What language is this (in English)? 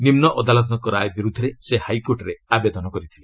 Odia